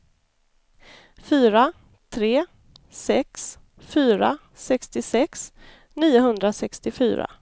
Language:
Swedish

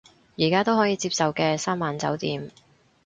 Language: Cantonese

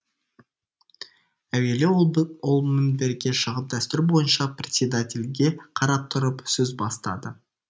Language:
Kazakh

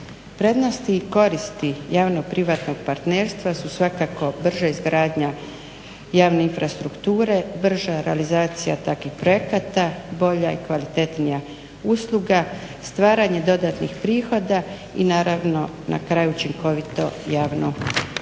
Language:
Croatian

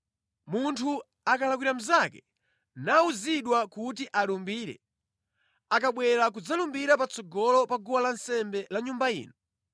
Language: Nyanja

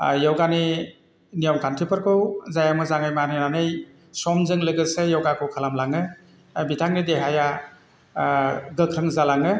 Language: Bodo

